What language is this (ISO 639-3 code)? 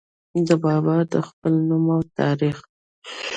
pus